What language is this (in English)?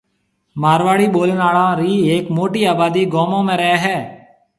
Marwari (Pakistan)